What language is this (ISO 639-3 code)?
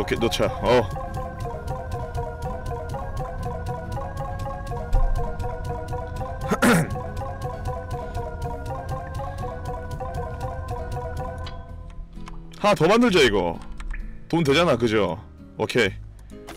kor